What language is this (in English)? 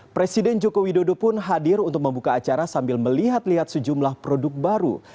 Indonesian